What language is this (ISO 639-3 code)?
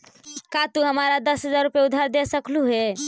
mag